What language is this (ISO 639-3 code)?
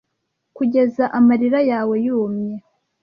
kin